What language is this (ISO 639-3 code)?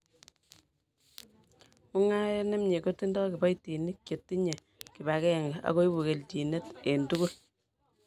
kln